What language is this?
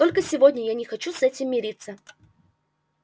Russian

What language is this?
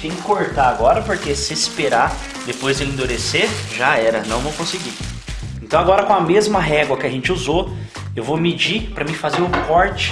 Portuguese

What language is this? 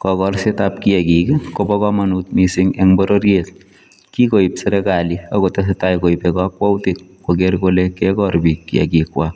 Kalenjin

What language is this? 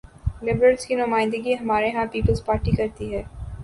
Urdu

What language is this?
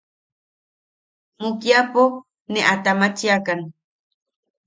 Yaqui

